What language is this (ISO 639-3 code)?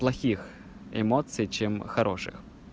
rus